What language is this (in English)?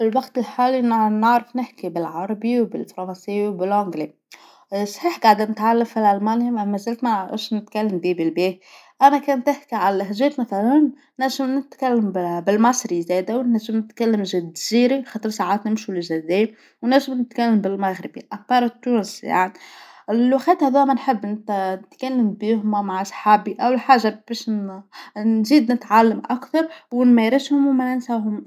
Tunisian Arabic